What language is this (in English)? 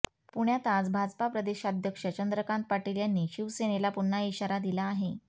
Marathi